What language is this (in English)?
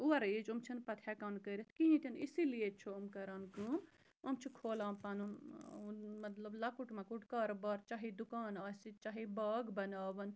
Kashmiri